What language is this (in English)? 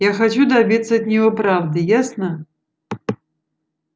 Russian